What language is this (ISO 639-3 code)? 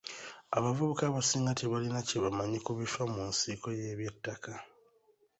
lug